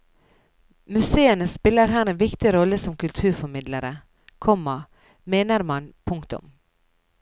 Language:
Norwegian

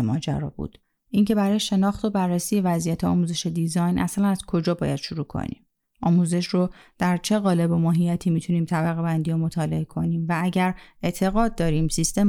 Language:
Persian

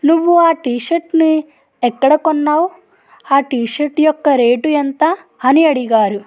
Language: Telugu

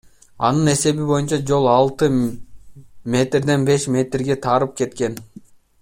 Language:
Kyrgyz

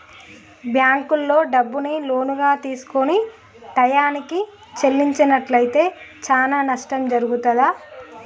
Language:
Telugu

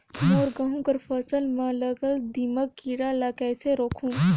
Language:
Chhattisgarhi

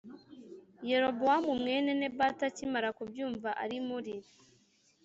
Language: Kinyarwanda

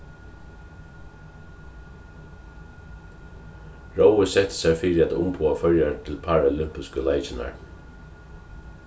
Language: Faroese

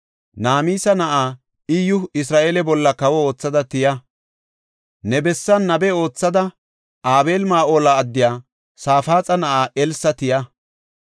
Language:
Gofa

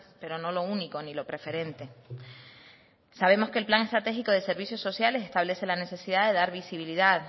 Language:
Spanish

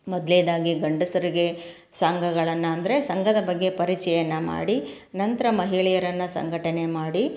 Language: Kannada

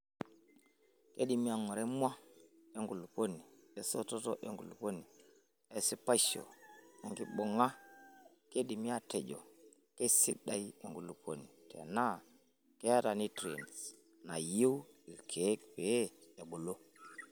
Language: Masai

